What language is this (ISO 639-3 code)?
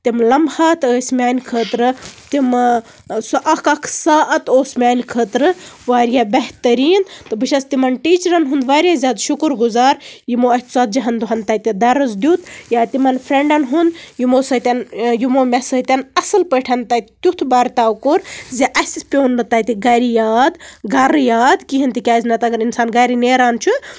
kas